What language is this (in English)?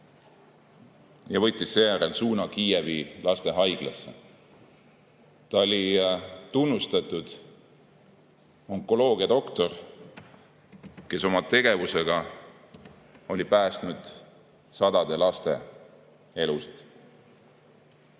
Estonian